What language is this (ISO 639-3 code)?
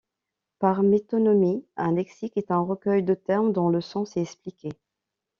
fra